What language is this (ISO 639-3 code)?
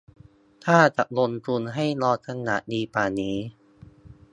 tha